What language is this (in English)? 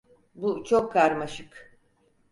Turkish